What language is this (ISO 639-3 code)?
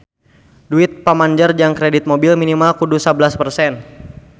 sun